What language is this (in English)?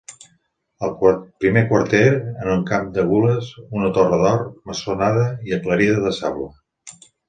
Catalan